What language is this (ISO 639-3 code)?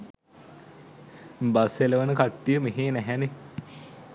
sin